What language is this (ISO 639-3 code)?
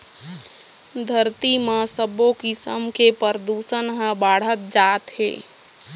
hne